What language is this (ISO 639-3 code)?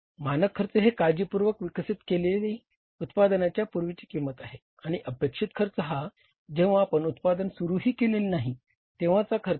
mar